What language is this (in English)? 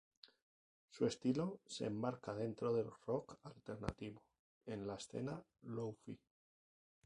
Spanish